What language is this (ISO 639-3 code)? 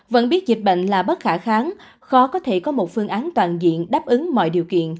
vie